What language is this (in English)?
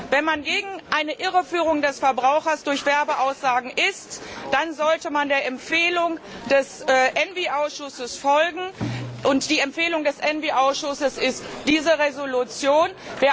German